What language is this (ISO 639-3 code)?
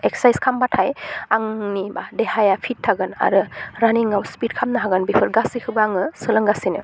brx